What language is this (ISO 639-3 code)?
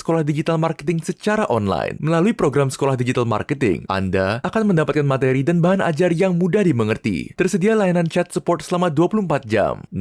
ind